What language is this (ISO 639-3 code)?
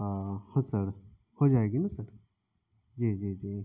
urd